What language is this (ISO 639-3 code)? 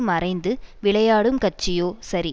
tam